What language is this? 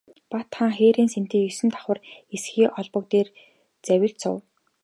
Mongolian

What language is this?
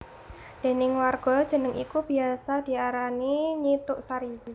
Javanese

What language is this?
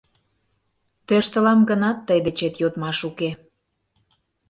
Mari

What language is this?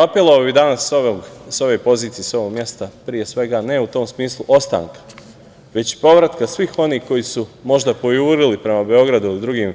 Serbian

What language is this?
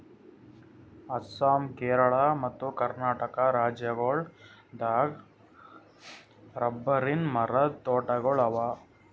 Kannada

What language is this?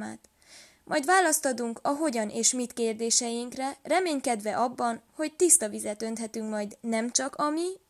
Hungarian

